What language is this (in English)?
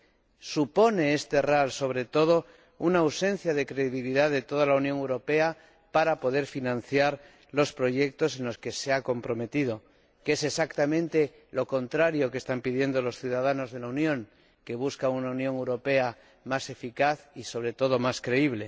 Spanish